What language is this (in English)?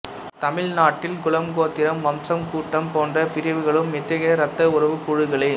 Tamil